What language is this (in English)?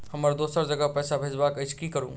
Maithili